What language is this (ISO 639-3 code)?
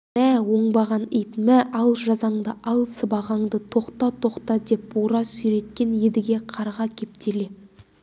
kaz